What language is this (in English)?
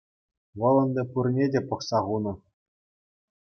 Chuvash